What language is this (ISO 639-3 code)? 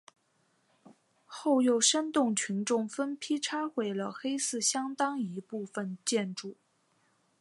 zho